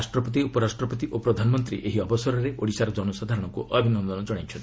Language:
Odia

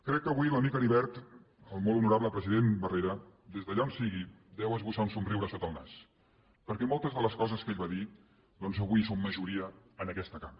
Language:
Catalan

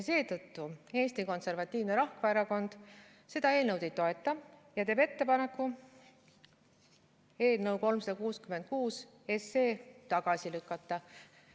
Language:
Estonian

